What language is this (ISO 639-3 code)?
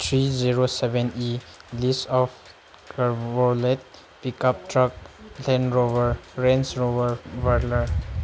mni